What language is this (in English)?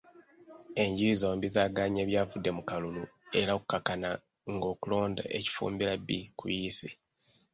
Ganda